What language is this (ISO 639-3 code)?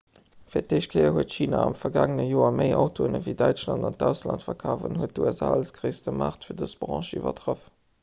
ltz